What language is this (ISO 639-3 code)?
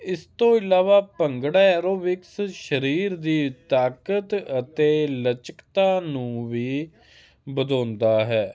pan